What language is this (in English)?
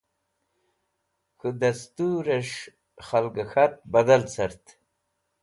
Wakhi